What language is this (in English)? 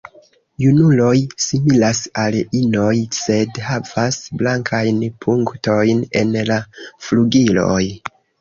Esperanto